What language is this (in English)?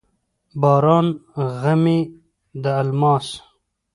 Pashto